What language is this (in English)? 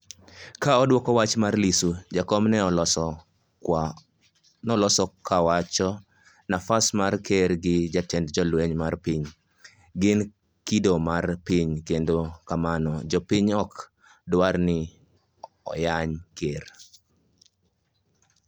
Luo (Kenya and Tanzania)